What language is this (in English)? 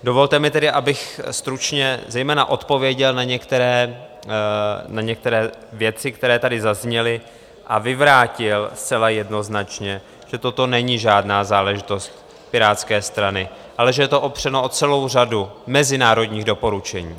Czech